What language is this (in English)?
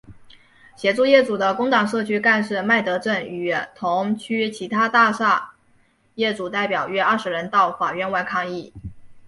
Chinese